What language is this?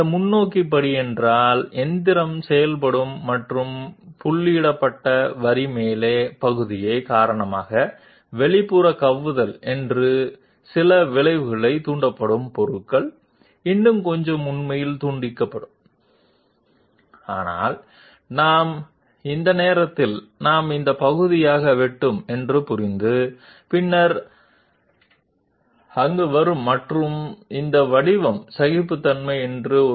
Telugu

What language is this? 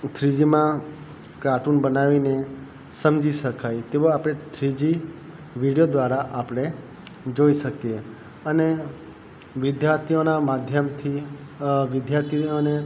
Gujarati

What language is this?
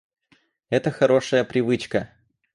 Russian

